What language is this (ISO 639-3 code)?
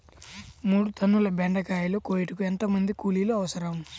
tel